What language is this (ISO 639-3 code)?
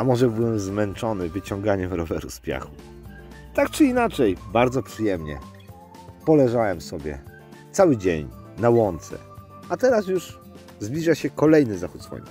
pol